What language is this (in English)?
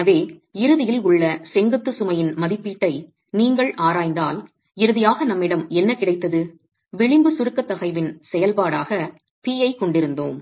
Tamil